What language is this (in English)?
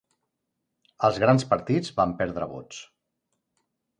Catalan